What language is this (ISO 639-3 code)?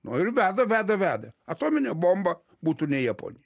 lit